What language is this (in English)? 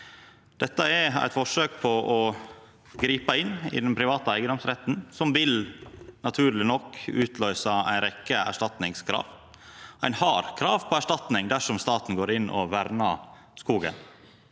Norwegian